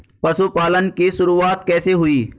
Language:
Hindi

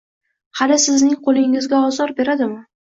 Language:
Uzbek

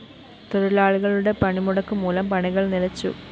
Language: Malayalam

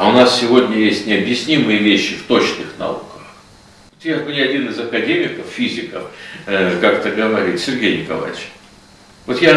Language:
Russian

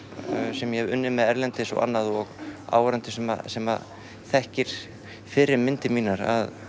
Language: Icelandic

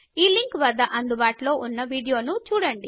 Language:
Telugu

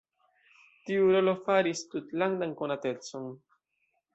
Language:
Esperanto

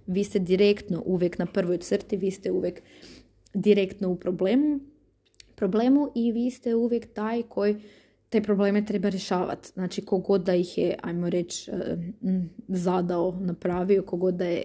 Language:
Croatian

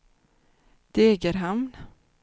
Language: Swedish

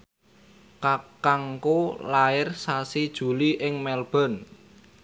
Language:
Javanese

